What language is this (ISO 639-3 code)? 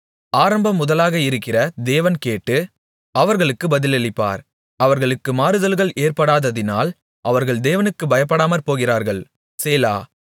tam